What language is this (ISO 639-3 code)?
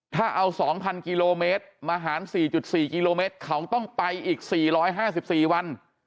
tha